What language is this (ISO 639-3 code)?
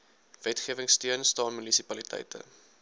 afr